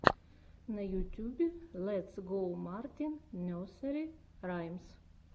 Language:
Russian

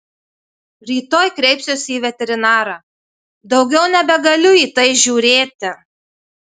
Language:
Lithuanian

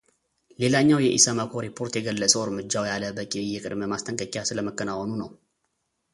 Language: Amharic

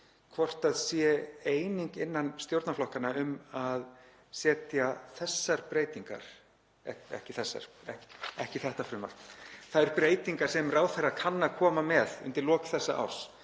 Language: Icelandic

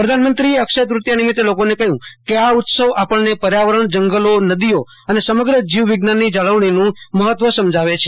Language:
Gujarati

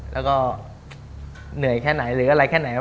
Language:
Thai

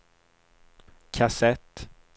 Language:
Swedish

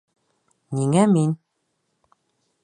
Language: Bashkir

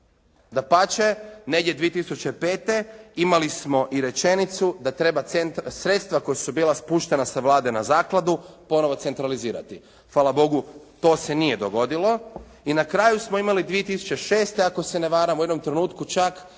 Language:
Croatian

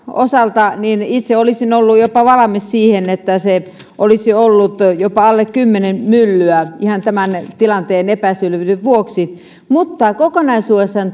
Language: Finnish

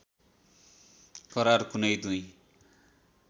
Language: Nepali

